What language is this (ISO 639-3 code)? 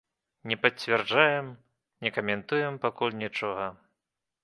bel